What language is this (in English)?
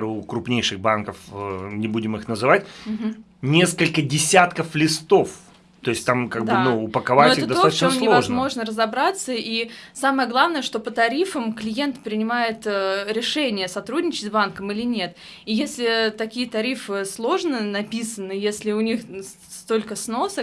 Russian